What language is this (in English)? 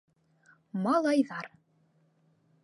Bashkir